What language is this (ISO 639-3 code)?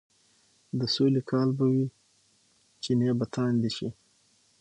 pus